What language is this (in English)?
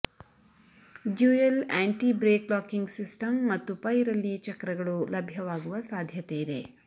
Kannada